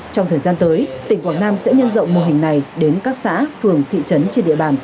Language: Vietnamese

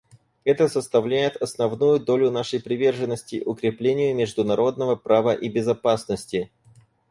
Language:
Russian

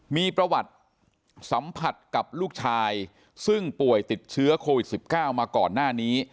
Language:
Thai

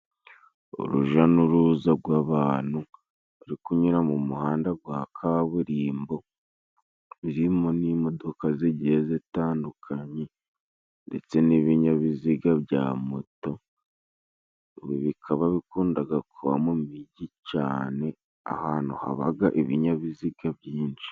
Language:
Kinyarwanda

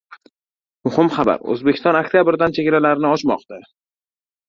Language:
Uzbek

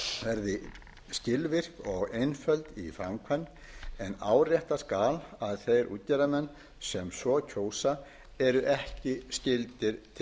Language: Icelandic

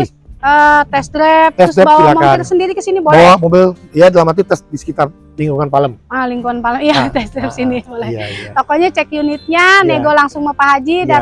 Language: Indonesian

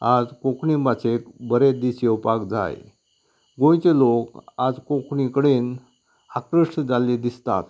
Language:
Konkani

